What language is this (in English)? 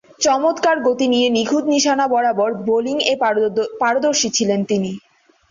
Bangla